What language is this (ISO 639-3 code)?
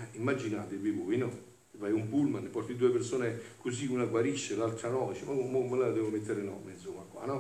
ita